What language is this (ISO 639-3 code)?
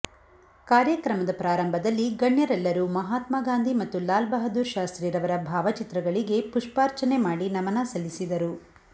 kan